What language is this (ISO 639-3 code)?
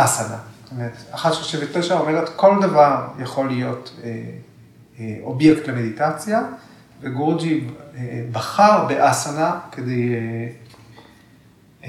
heb